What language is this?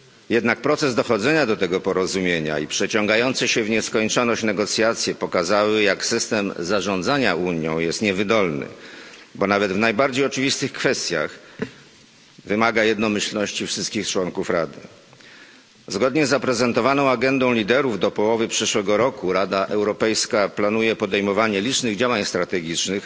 Polish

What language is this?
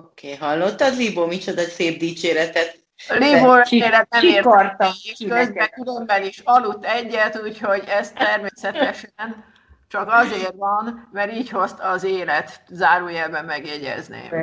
Hungarian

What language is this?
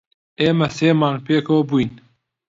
Central Kurdish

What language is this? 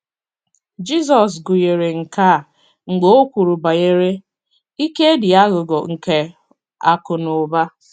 Igbo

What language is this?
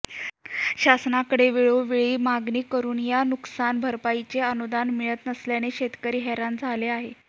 Marathi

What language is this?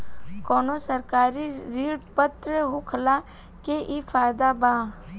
Bhojpuri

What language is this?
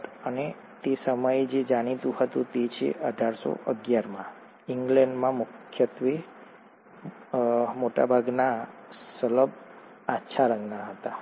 Gujarati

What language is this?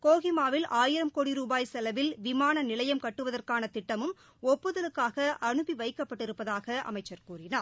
Tamil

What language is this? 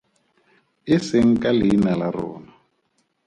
Tswana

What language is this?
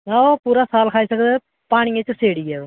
Dogri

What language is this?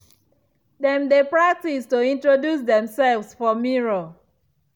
Nigerian Pidgin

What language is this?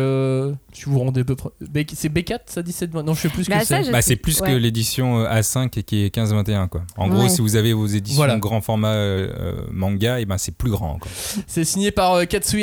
French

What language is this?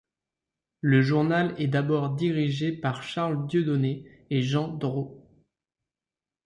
French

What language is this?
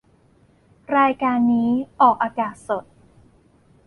Thai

